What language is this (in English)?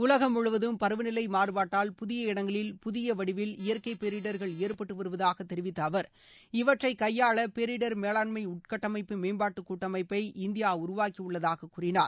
Tamil